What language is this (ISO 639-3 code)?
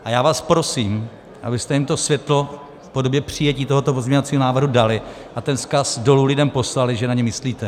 ces